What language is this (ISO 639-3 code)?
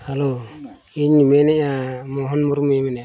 sat